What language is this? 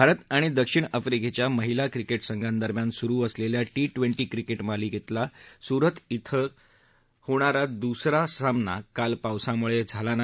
Marathi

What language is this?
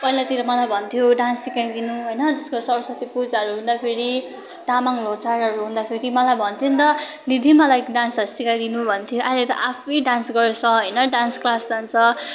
Nepali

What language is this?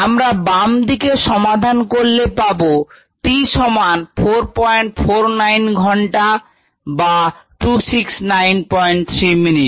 Bangla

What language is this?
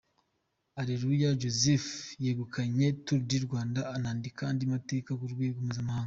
Kinyarwanda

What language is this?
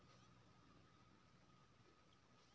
Maithili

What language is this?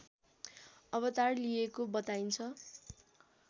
Nepali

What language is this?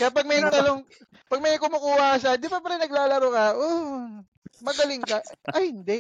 Filipino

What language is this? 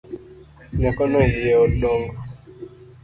Luo (Kenya and Tanzania)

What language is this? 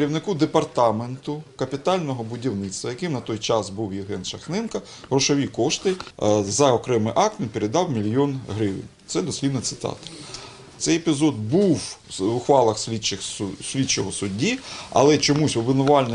Ukrainian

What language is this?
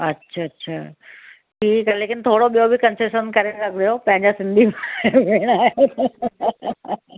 Sindhi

